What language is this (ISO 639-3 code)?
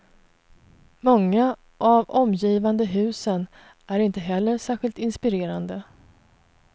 swe